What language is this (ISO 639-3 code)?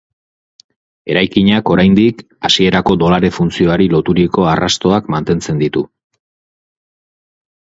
eus